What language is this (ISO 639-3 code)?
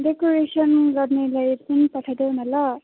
nep